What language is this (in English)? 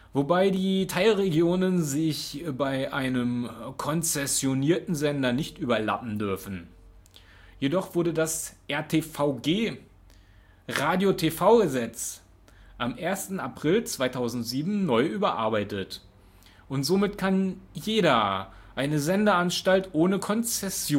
German